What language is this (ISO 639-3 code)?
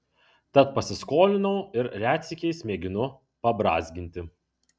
lit